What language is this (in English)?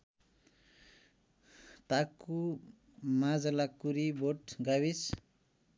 Nepali